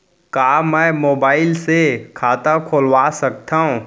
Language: Chhattisgarhi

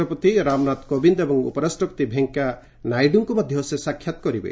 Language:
Odia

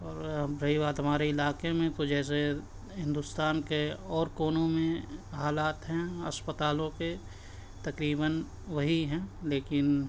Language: Urdu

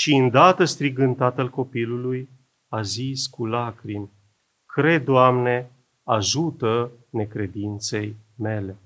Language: Romanian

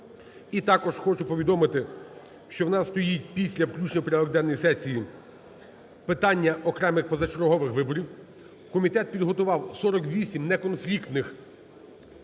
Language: Ukrainian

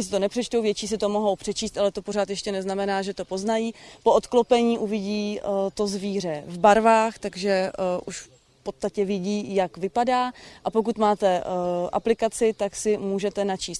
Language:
Czech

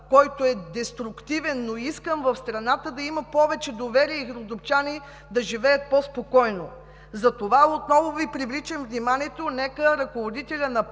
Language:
Bulgarian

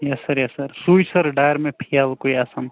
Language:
Kashmiri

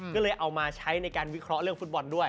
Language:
Thai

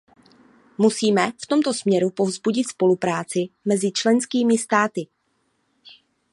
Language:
Czech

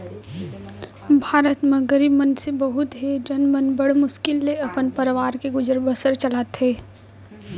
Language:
Chhattisgarhi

